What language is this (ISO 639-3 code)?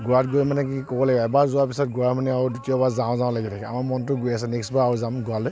asm